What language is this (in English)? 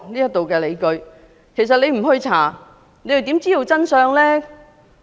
Cantonese